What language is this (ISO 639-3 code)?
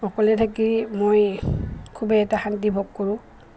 asm